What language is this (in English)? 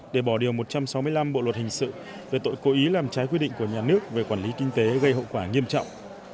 Vietnamese